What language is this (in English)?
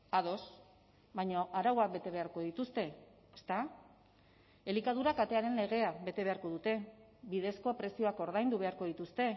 Basque